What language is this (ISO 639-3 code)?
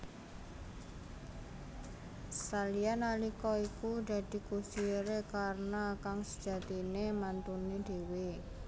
jav